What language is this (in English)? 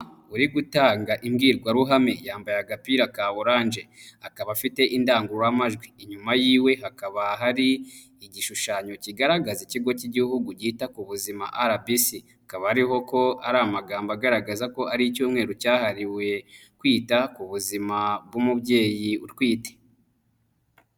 Kinyarwanda